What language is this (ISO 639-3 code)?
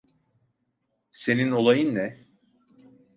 tur